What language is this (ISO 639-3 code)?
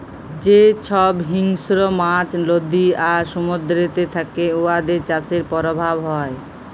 ben